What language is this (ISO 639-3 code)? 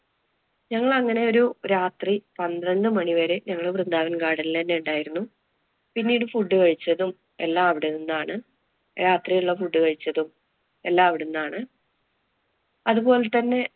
mal